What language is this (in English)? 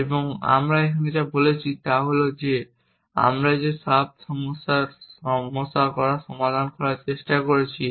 Bangla